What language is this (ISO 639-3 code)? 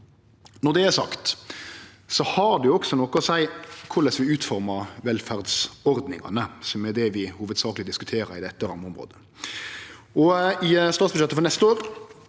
nor